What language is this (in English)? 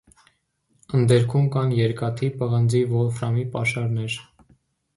Armenian